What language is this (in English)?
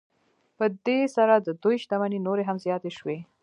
Pashto